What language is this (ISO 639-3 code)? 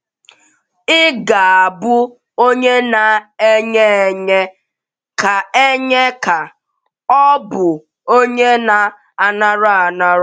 ibo